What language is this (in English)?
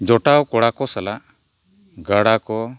Santali